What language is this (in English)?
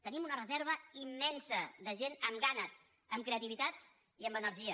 Catalan